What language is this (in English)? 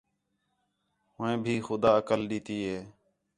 Khetrani